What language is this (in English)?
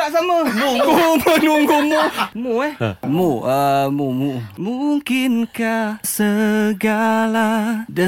Malay